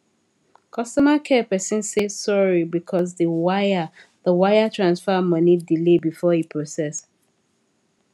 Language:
Nigerian Pidgin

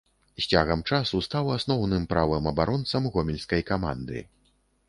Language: Belarusian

